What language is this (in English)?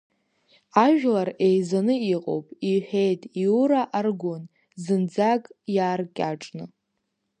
Abkhazian